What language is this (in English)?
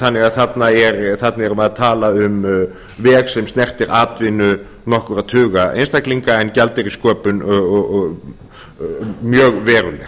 Icelandic